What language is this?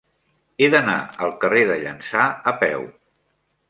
Catalan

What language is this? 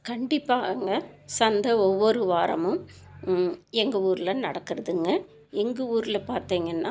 Tamil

